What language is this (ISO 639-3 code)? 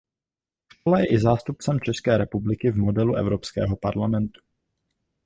ces